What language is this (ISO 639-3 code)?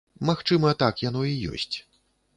bel